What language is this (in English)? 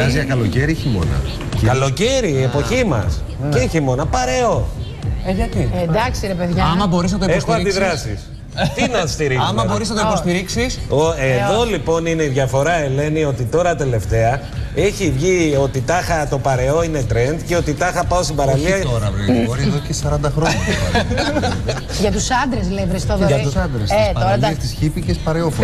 Greek